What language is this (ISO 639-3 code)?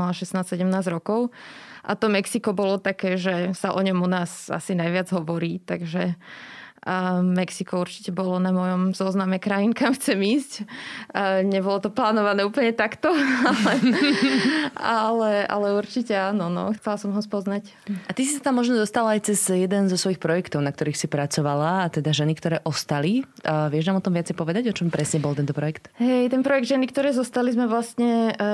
slk